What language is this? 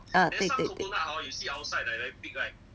English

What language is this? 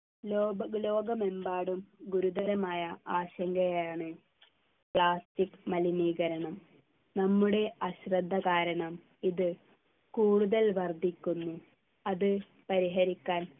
Malayalam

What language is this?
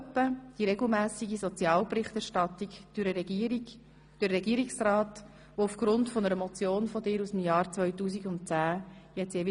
Swiss German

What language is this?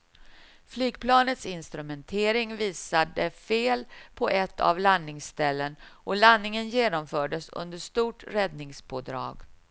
Swedish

